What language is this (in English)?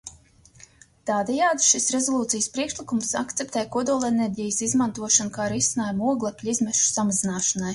Latvian